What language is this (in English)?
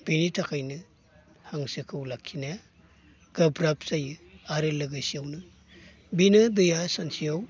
Bodo